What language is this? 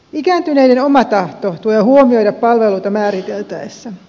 Finnish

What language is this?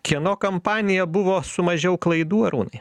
Lithuanian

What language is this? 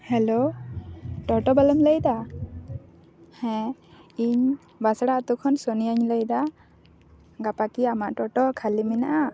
Santali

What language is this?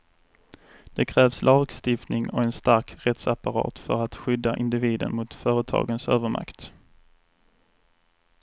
Swedish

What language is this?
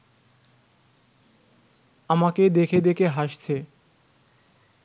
Bangla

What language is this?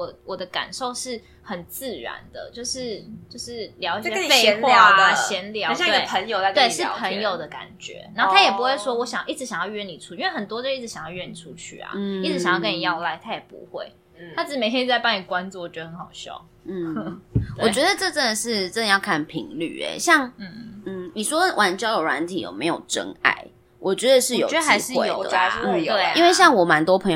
Chinese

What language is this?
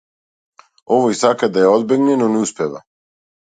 Macedonian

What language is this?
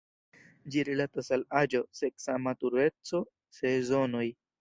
Esperanto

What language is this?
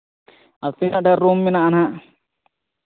Santali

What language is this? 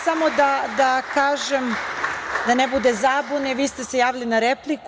Serbian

